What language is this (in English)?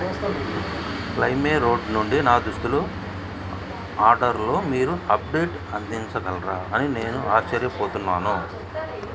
Telugu